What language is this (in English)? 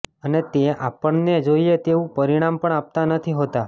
Gujarati